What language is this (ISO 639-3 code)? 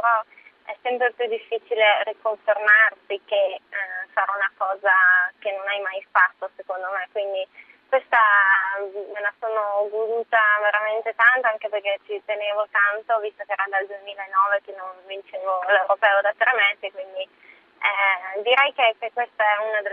ita